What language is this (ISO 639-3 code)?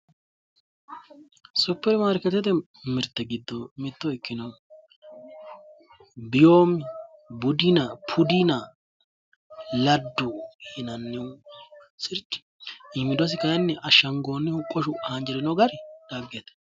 sid